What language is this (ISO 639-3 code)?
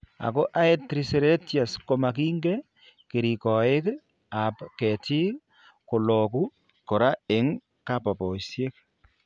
kln